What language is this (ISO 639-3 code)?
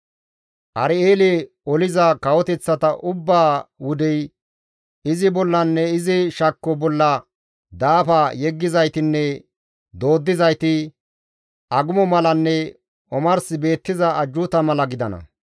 gmv